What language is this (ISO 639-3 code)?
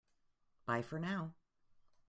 eng